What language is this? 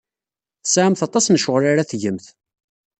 Kabyle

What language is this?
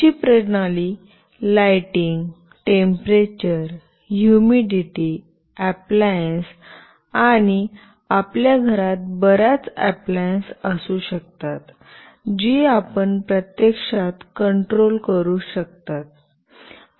Marathi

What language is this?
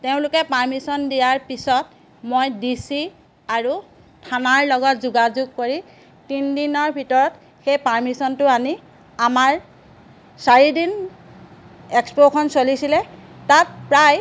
Assamese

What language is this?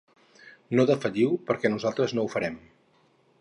Catalan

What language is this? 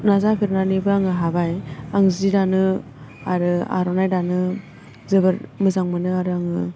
Bodo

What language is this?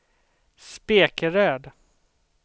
Swedish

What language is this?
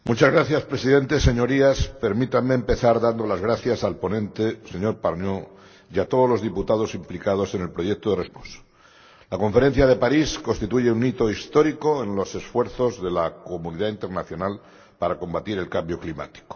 Spanish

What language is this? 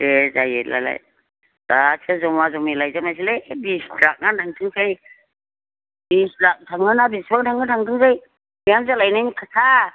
Bodo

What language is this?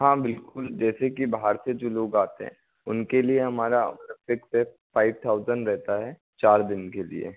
Hindi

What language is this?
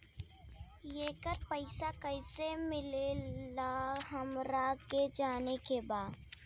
Bhojpuri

